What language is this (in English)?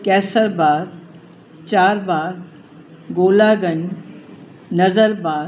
Sindhi